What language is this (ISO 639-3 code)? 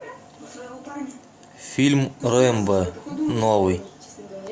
rus